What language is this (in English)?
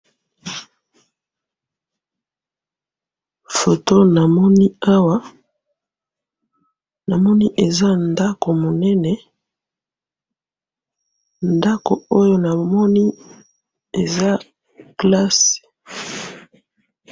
Lingala